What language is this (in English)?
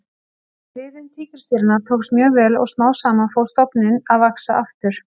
Icelandic